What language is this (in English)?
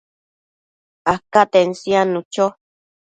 Matsés